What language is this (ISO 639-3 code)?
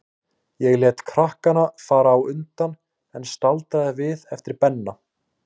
isl